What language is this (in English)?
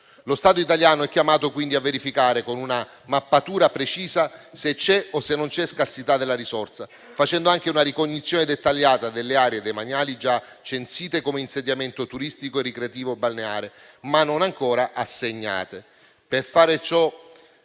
Italian